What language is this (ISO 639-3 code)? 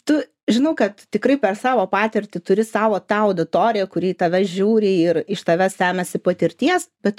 lit